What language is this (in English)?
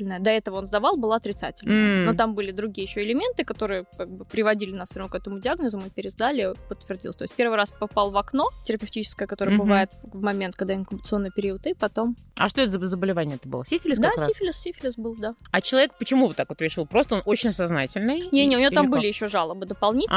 Russian